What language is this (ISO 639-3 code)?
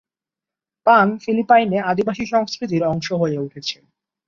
ben